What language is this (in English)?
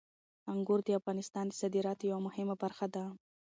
Pashto